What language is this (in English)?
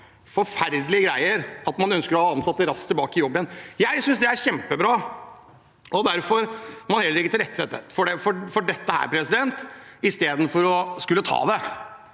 Norwegian